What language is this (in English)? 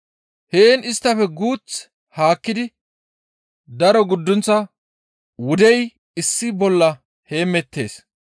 Gamo